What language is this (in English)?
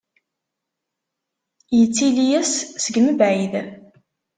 Kabyle